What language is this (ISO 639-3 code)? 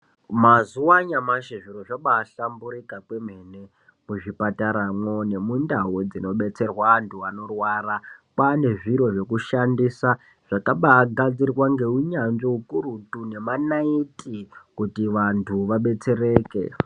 ndc